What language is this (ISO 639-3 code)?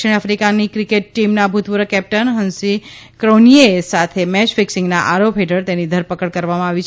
guj